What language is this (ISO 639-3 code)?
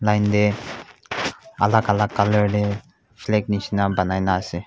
nag